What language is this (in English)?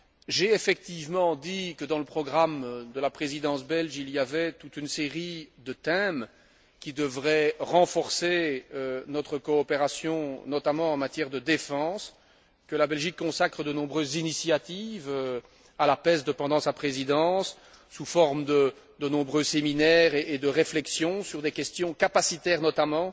French